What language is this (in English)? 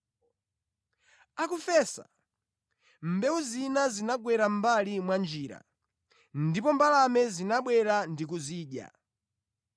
Nyanja